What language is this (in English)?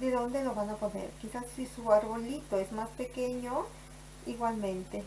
Spanish